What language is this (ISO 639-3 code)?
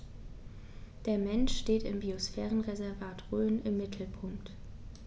deu